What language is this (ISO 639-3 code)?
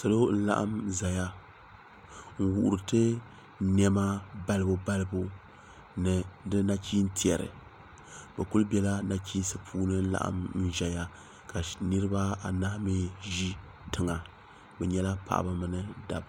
dag